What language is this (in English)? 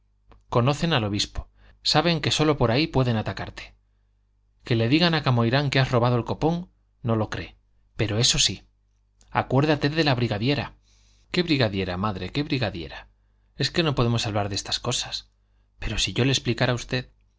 Spanish